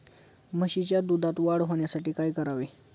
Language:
Marathi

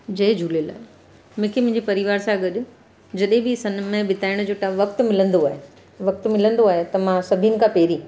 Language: Sindhi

